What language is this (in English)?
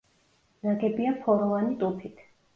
Georgian